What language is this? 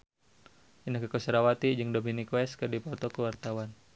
Sundanese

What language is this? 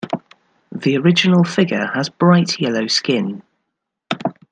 English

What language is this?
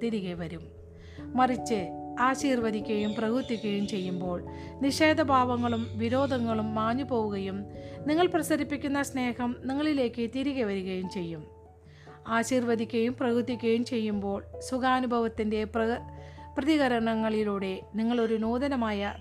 Malayalam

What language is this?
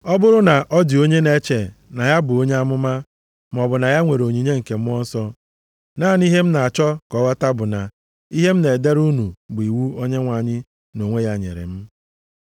Igbo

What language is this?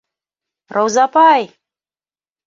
Bashkir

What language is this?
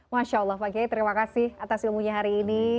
Indonesian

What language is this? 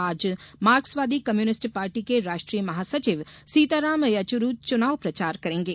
Hindi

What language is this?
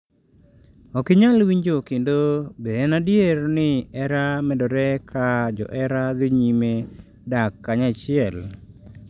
Luo (Kenya and Tanzania)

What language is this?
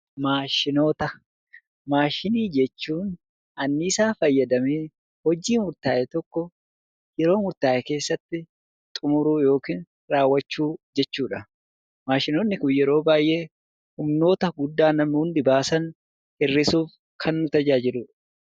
Oromo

